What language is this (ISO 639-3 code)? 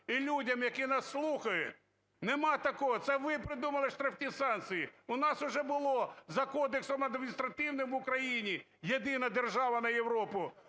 ukr